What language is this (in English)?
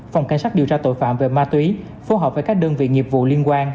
Vietnamese